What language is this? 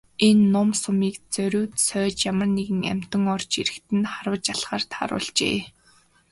Mongolian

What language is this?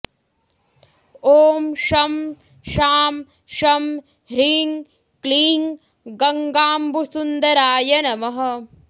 Sanskrit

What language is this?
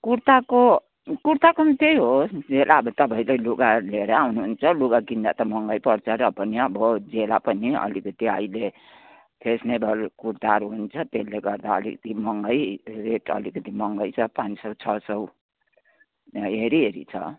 Nepali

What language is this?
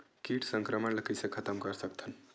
Chhattisgarhi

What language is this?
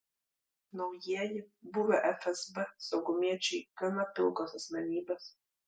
Lithuanian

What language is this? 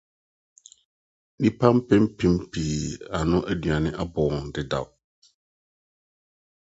Akan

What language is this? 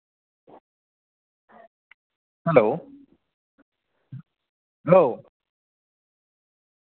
Bodo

